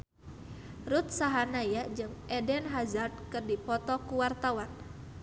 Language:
Sundanese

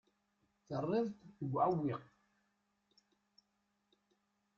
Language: Kabyle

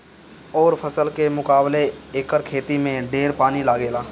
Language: Bhojpuri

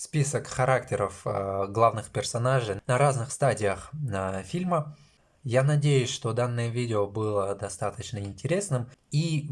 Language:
Russian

